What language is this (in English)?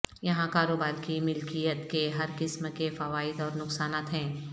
Urdu